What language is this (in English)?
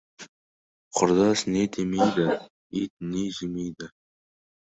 Kazakh